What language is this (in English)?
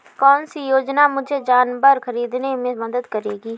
Hindi